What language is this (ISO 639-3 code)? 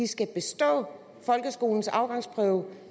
dan